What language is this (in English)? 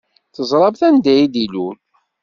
Kabyle